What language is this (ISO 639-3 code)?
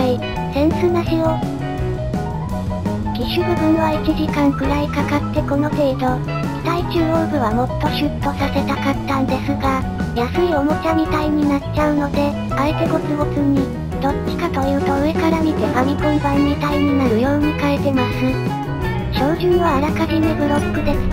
jpn